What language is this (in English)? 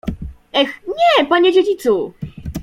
Polish